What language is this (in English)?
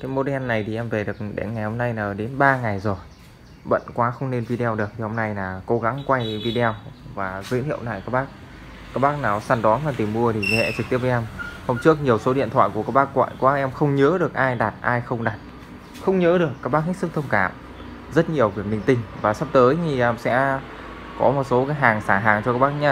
Vietnamese